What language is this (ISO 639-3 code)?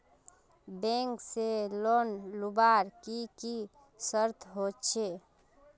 mag